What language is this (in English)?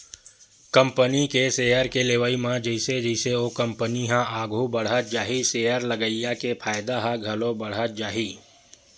Chhattisgarhi